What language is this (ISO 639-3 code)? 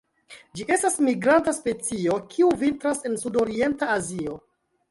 epo